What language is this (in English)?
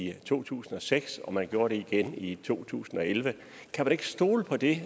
Danish